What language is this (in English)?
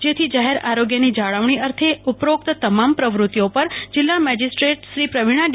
Gujarati